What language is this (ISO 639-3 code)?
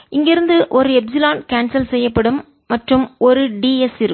tam